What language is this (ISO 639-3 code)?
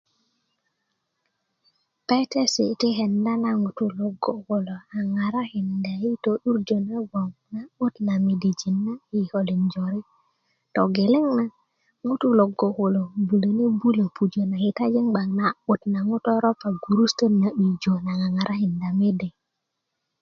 ukv